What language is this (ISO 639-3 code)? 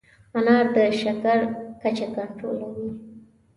pus